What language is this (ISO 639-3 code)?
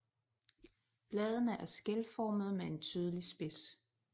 dan